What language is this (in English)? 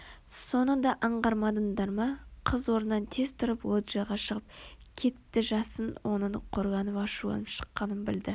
Kazakh